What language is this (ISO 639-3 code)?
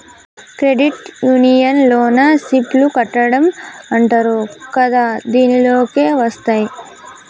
tel